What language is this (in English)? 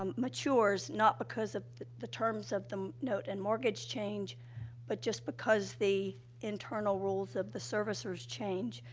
English